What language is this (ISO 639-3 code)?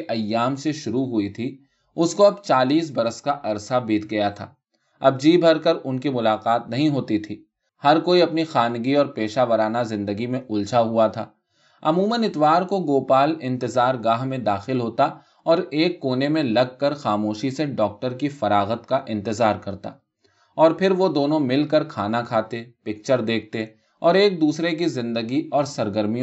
urd